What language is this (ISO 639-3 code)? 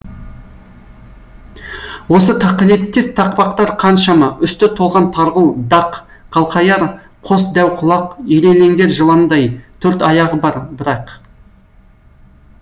kaz